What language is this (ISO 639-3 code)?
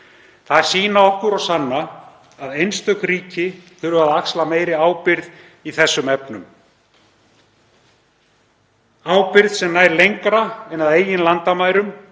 isl